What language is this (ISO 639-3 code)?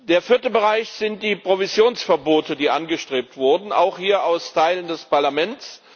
deu